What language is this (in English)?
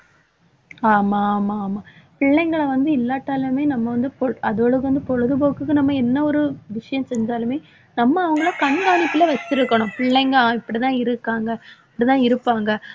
Tamil